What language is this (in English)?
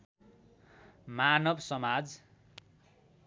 Nepali